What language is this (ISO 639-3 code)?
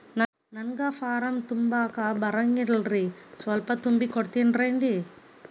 kan